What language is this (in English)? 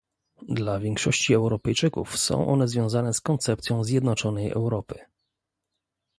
Polish